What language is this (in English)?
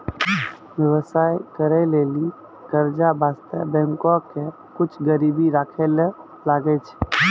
Maithili